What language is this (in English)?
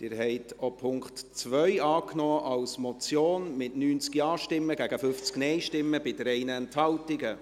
Swiss German